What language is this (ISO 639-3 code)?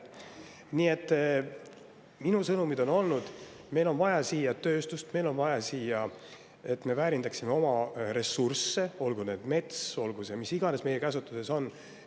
est